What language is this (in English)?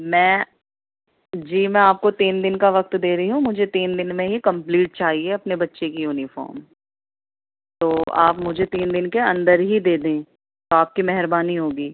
Urdu